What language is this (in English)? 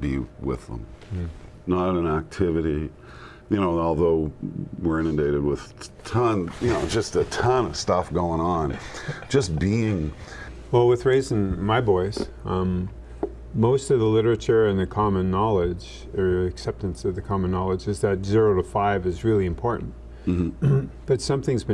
English